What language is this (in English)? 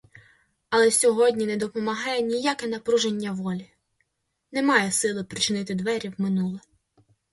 Ukrainian